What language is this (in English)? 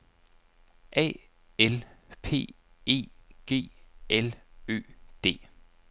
Danish